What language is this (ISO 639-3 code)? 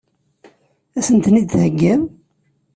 kab